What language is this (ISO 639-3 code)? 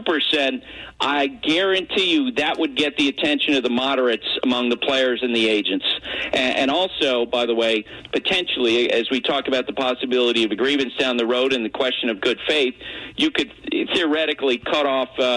eng